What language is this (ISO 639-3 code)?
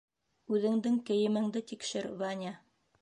bak